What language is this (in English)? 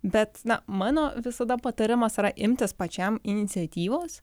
Lithuanian